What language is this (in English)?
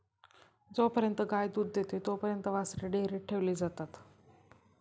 Marathi